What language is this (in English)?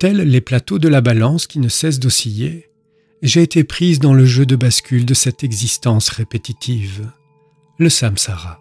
French